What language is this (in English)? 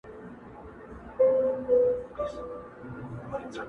Pashto